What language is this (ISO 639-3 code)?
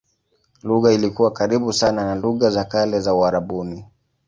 swa